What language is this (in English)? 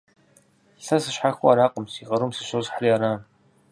Kabardian